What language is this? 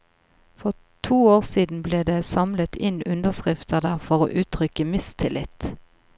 Norwegian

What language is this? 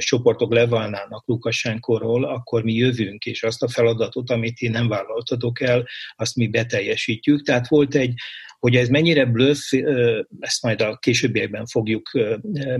Hungarian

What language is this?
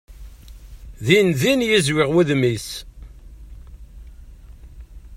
Kabyle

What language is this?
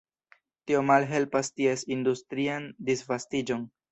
Esperanto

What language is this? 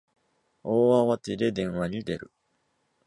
Japanese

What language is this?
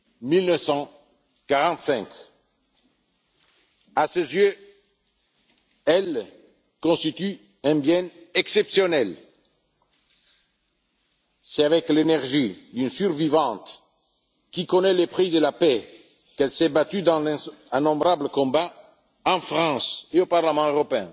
French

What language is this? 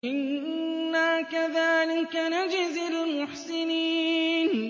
Arabic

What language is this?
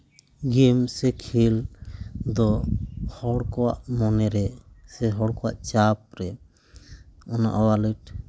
Santali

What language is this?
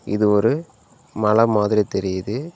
Tamil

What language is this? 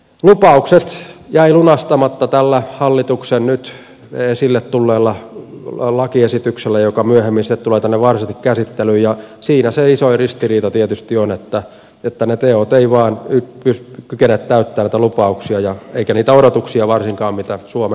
Finnish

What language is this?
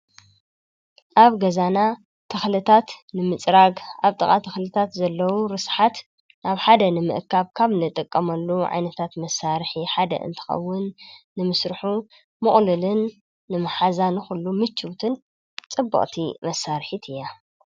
Tigrinya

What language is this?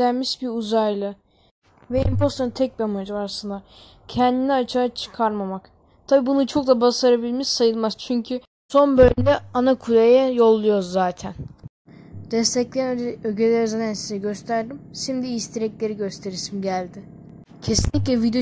Turkish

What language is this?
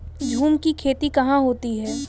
Hindi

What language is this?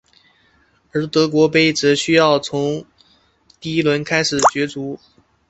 Chinese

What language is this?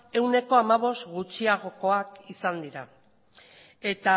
Basque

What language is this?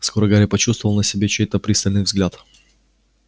Russian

